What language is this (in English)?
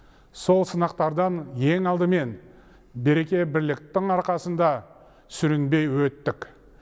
Kazakh